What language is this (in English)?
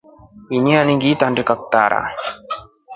Rombo